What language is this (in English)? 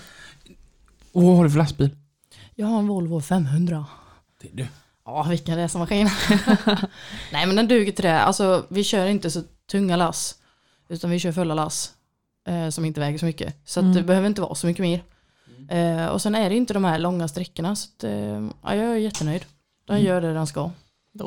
Swedish